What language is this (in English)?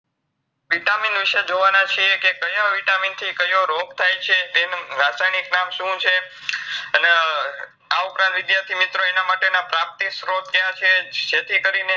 Gujarati